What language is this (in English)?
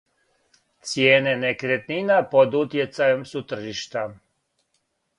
Serbian